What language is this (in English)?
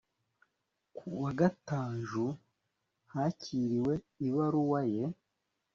Kinyarwanda